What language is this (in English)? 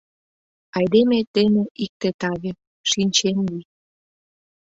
Mari